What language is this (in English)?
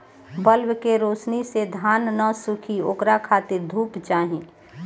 Bhojpuri